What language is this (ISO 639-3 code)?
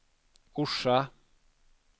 swe